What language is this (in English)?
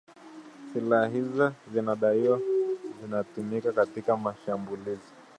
Swahili